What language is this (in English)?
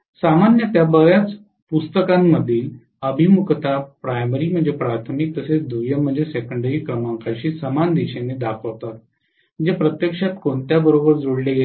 Marathi